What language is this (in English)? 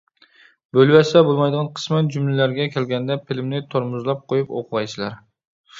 Uyghur